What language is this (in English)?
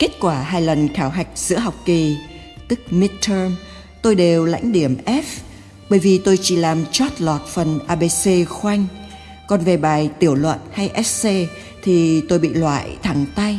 Vietnamese